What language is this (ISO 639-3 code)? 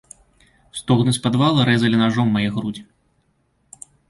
bel